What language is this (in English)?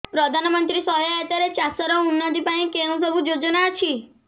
Odia